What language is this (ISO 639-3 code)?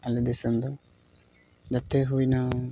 sat